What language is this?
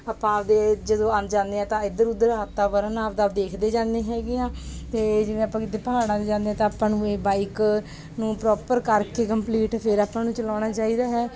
Punjabi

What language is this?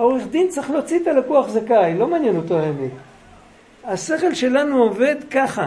Hebrew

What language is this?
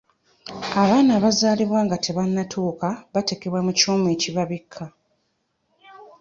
Ganda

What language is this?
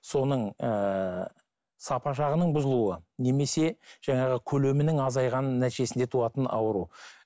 Kazakh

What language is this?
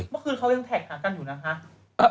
Thai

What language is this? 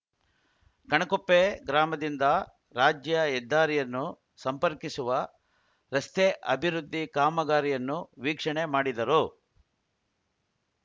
Kannada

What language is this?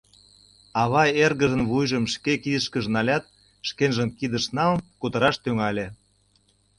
Mari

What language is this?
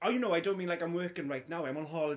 English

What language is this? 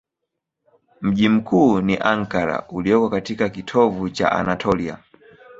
Swahili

